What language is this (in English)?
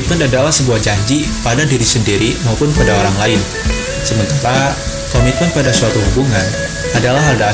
Indonesian